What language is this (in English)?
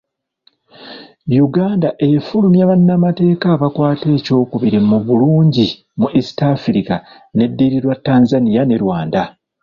Ganda